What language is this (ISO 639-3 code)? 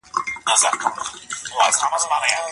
pus